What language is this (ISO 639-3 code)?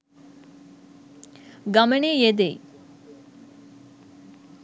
sin